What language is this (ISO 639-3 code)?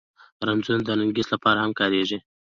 pus